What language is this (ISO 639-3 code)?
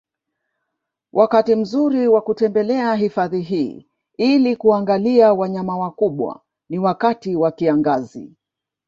swa